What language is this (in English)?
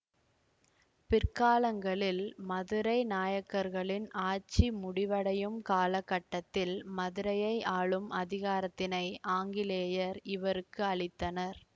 Tamil